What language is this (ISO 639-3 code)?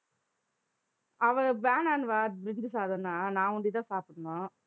tam